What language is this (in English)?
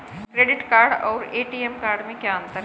Hindi